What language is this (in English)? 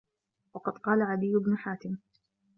Arabic